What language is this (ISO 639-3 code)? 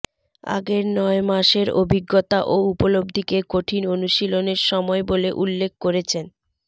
ben